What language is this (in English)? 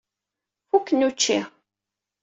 Kabyle